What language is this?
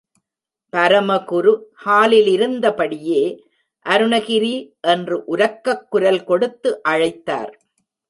Tamil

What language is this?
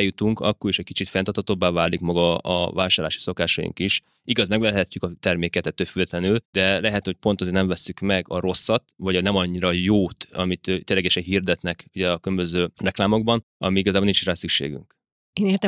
Hungarian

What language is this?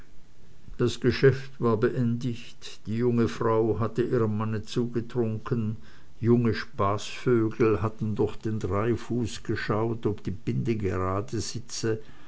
German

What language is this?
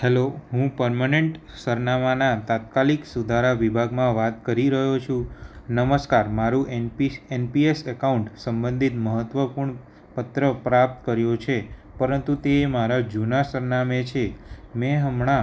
Gujarati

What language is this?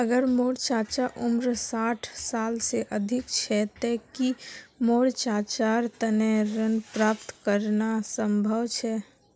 Magahi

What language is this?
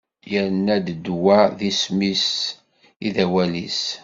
Kabyle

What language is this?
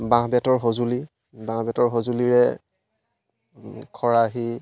Assamese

